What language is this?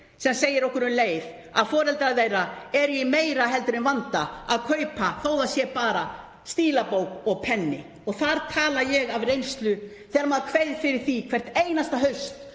Icelandic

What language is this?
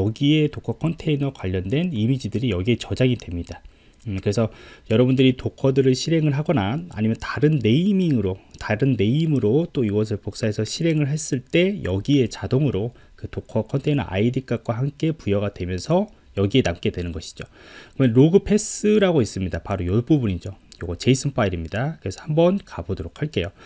Korean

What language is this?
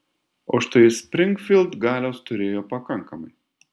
Lithuanian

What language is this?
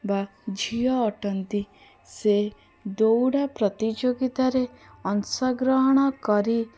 Odia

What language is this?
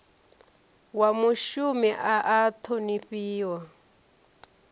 Venda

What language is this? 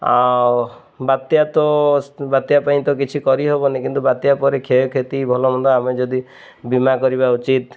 Odia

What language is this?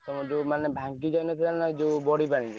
Odia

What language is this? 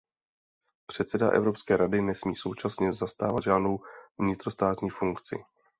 Czech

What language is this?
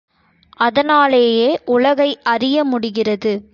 Tamil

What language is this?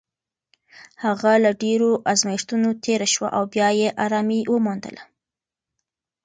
Pashto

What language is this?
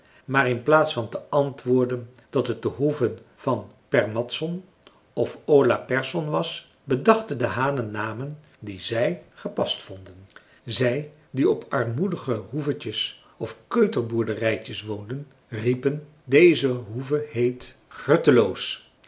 Dutch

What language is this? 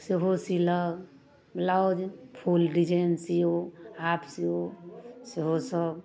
Maithili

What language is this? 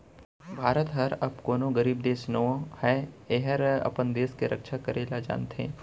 Chhattisgarhi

